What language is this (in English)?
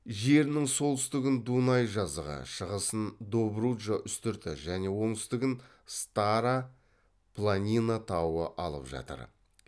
Kazakh